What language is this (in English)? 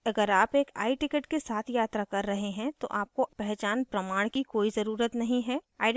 Hindi